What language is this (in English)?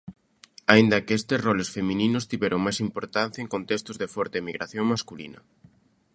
Galician